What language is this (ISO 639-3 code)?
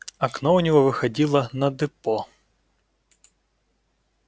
rus